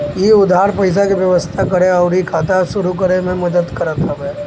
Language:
Bhojpuri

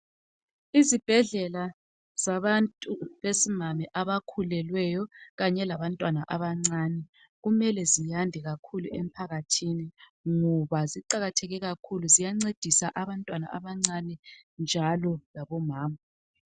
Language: North Ndebele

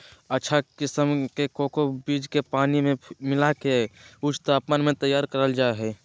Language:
Magahi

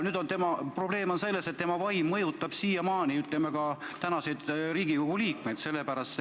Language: Estonian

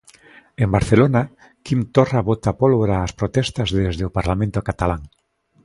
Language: Galician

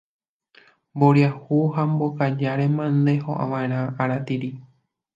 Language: Guarani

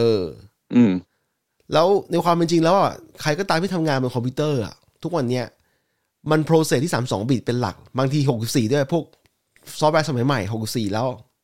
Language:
Thai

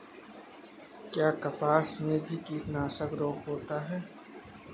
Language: Hindi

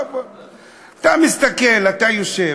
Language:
Hebrew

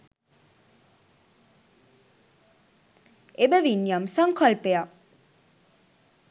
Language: Sinhala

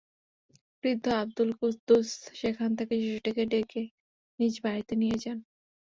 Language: Bangla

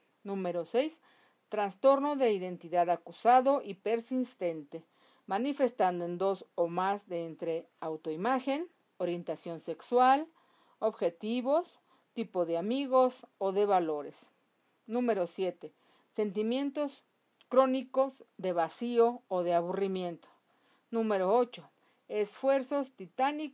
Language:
Spanish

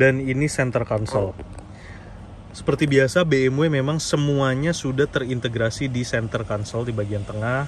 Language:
Indonesian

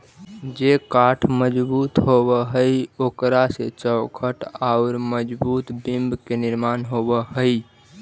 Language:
Magahi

